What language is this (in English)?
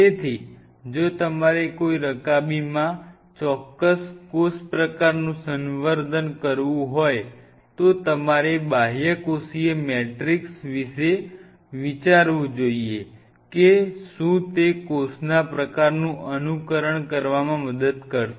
Gujarati